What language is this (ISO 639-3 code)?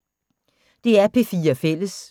dan